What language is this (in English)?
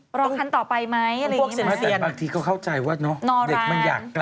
Thai